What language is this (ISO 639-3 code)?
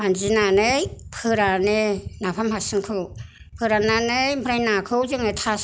brx